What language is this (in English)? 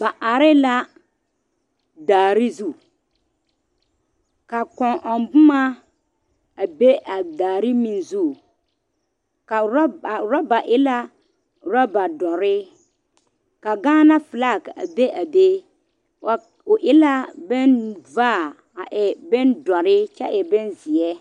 Southern Dagaare